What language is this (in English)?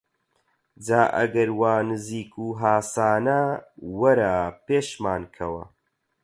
Central Kurdish